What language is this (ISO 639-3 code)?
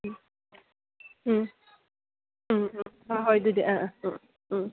mni